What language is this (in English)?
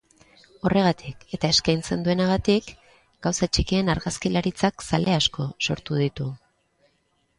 Basque